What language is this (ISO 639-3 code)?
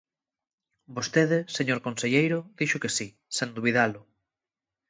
glg